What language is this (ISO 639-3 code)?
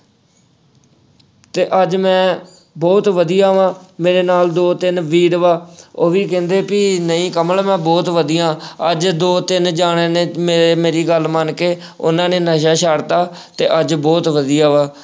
pan